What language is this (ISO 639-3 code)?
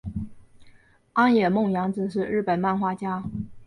zho